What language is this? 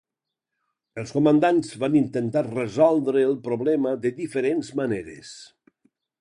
Catalan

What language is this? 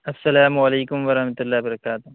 Urdu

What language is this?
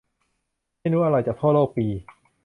Thai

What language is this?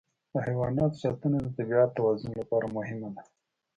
Pashto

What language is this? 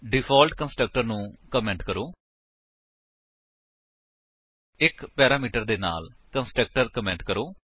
Punjabi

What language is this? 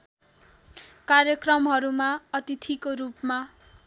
Nepali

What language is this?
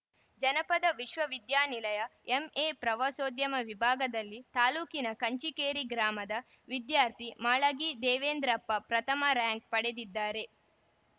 Kannada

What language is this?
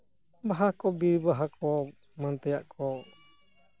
Santali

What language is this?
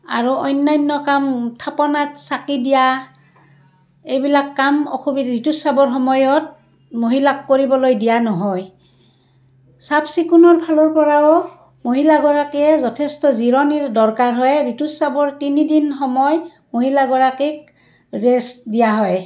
Assamese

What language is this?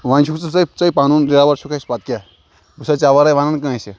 Kashmiri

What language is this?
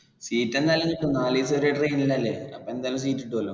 Malayalam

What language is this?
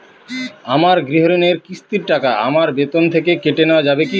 Bangla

